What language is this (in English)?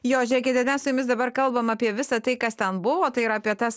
Lithuanian